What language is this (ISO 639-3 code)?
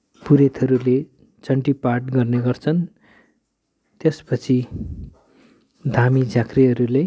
nep